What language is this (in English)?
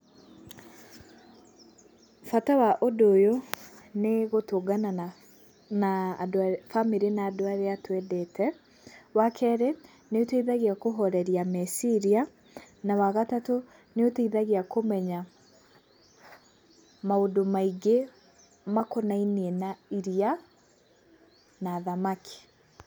Kikuyu